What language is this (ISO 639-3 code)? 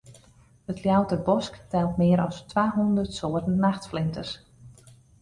fry